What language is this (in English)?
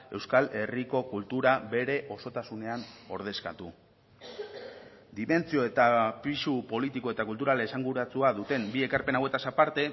Basque